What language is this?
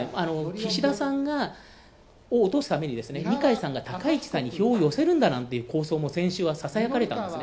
Japanese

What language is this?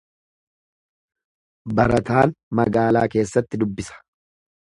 Oromo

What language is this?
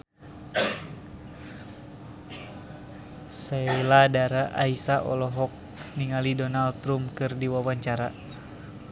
Sundanese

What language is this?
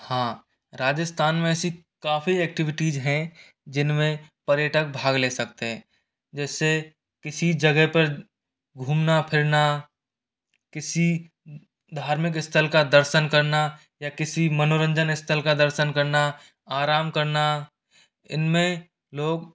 Hindi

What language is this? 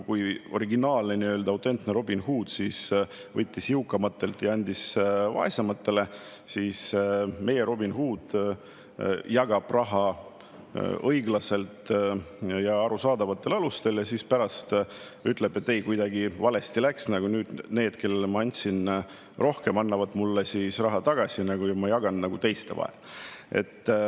Estonian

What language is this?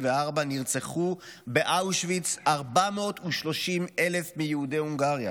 Hebrew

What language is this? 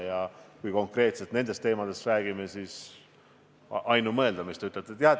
Estonian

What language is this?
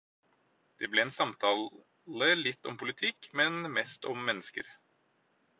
Norwegian Bokmål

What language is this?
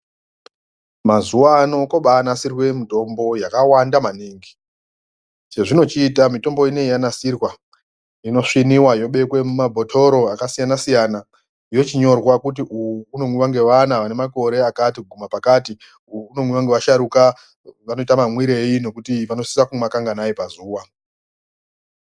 Ndau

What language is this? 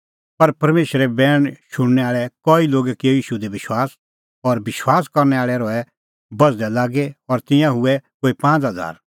Kullu Pahari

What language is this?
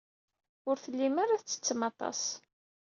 Kabyle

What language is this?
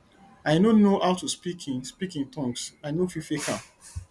Nigerian Pidgin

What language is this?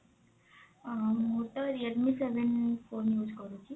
Odia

